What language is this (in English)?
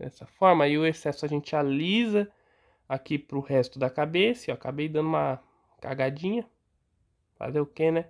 Portuguese